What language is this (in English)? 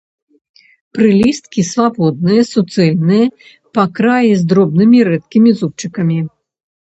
Belarusian